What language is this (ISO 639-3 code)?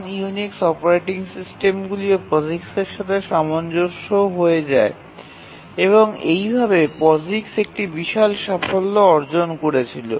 ben